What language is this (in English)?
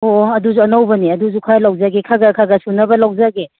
Manipuri